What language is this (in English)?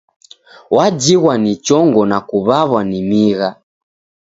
Taita